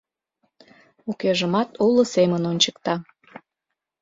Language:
Mari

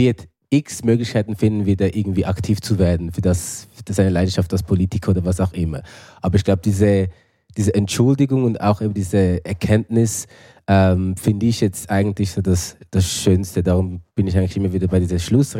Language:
German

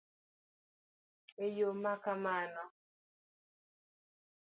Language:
Luo (Kenya and Tanzania)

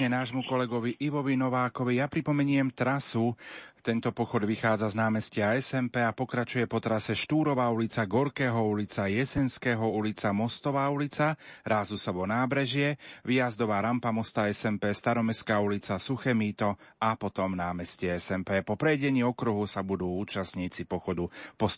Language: Slovak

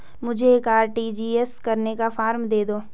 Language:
Hindi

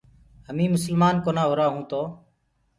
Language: Gurgula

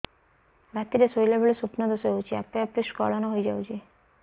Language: Odia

